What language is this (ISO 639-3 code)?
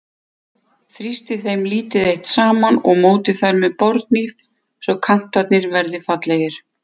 isl